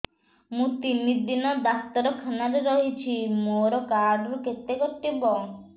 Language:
Odia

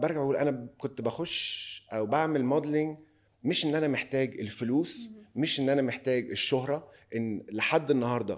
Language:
Arabic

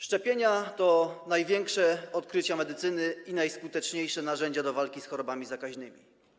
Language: Polish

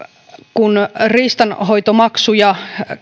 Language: Finnish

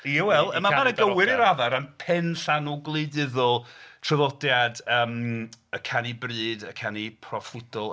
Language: Welsh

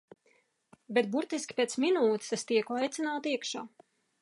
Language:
Latvian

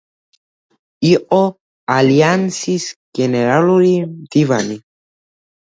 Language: Georgian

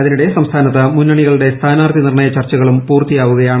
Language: Malayalam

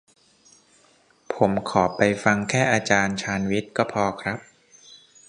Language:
Thai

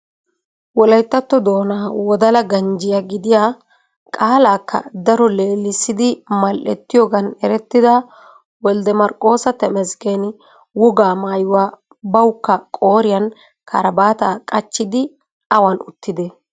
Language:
Wolaytta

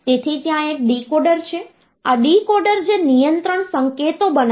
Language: Gujarati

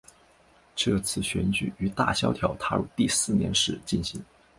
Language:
Chinese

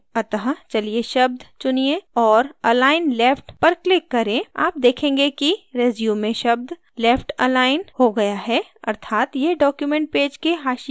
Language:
Hindi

